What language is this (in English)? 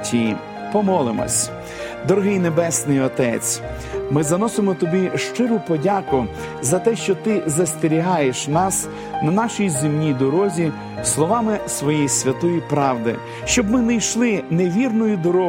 Ukrainian